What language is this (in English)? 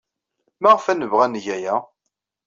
Kabyle